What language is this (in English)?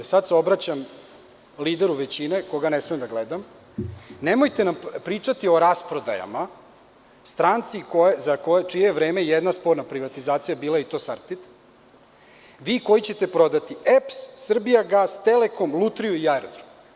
Serbian